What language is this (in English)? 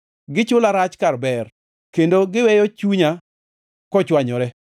Luo (Kenya and Tanzania)